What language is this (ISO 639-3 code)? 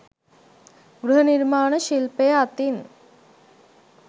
sin